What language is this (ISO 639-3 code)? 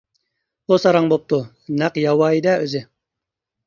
uig